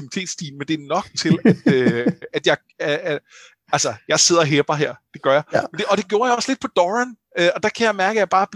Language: Danish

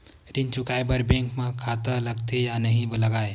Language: Chhattisgarhi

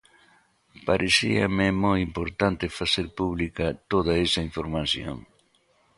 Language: Galician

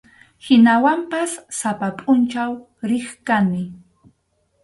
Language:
Arequipa-La Unión Quechua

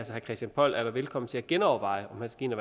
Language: Danish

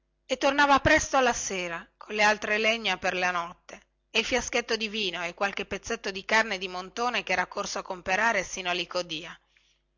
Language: Italian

